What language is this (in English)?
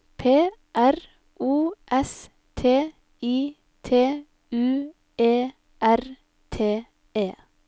Norwegian